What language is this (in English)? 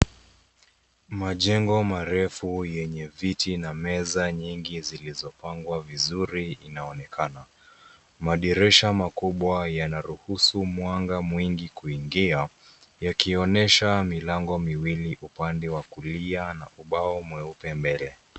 Swahili